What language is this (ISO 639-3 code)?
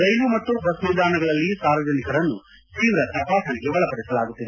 kan